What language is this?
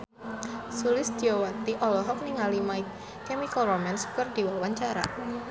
Sundanese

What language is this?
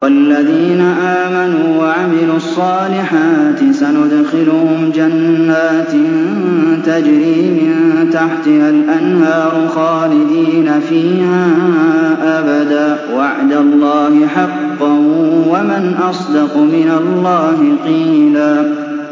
Arabic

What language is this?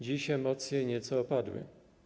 Polish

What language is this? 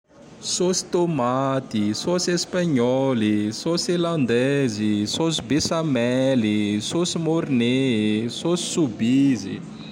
Tandroy-Mahafaly Malagasy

